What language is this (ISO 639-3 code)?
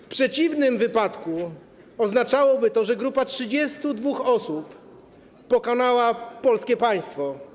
pol